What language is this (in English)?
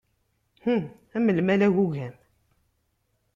Kabyle